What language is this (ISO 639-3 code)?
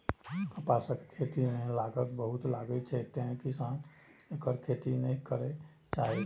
mai